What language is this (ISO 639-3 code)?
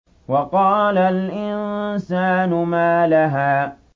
ara